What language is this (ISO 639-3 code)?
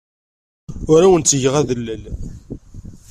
kab